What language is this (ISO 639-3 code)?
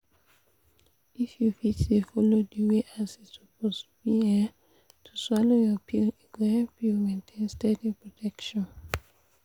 pcm